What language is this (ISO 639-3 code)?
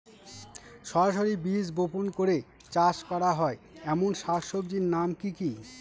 ben